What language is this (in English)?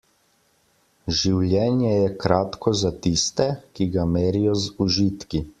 Slovenian